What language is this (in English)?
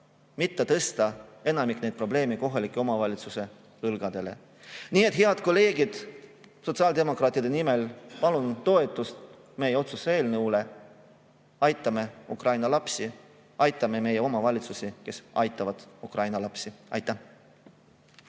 Estonian